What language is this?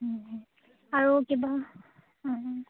Assamese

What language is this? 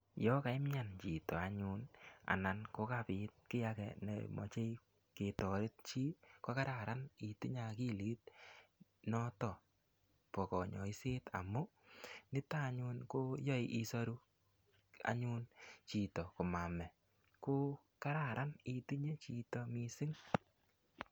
Kalenjin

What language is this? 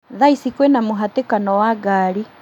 Kikuyu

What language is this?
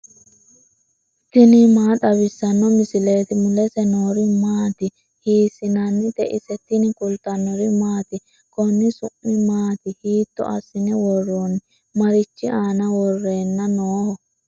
Sidamo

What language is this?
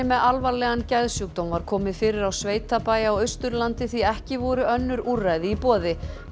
Icelandic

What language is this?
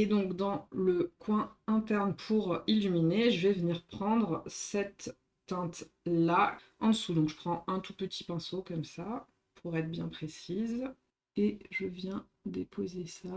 French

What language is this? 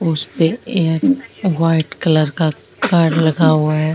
Rajasthani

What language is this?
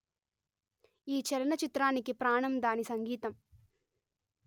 Telugu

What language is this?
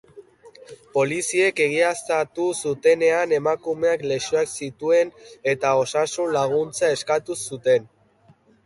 Basque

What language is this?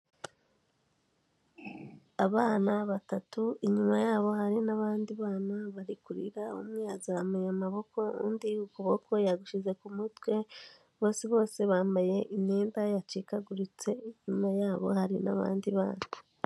Kinyarwanda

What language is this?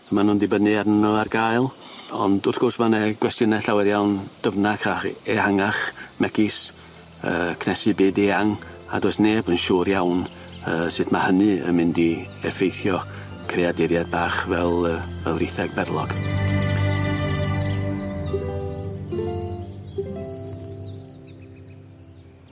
Welsh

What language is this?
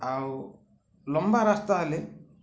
Odia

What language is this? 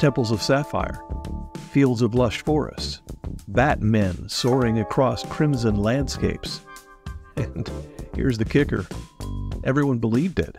English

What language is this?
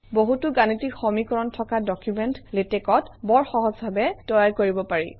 Assamese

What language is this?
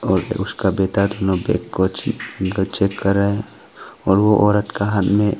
Hindi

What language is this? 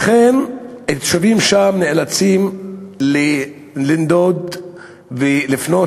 Hebrew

